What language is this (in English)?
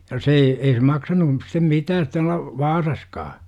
Finnish